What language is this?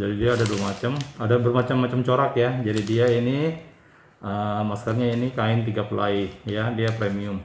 Indonesian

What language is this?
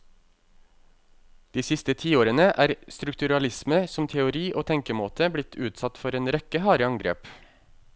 Norwegian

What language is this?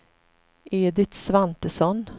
Swedish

